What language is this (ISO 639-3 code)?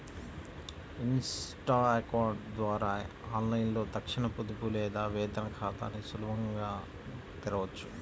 tel